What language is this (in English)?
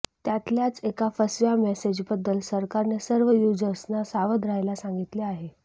Marathi